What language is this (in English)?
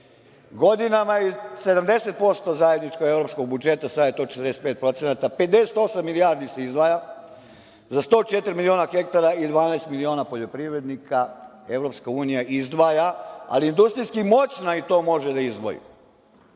Serbian